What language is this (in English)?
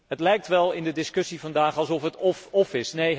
Dutch